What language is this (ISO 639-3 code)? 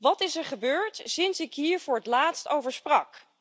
nld